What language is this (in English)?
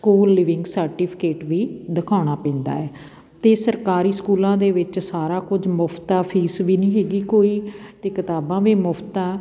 Punjabi